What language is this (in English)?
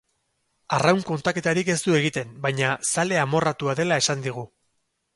Basque